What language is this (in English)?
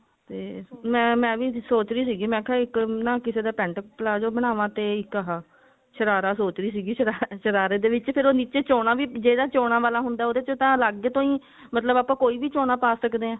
Punjabi